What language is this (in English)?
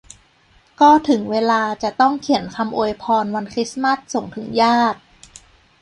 Thai